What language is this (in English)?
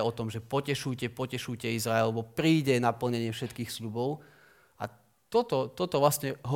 Slovak